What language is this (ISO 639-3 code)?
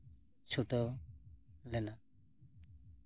sat